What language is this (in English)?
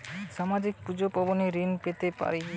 Bangla